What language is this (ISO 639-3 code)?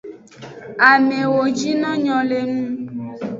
ajg